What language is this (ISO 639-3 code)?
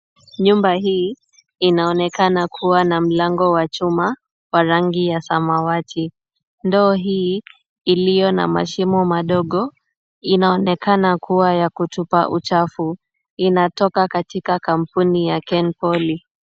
swa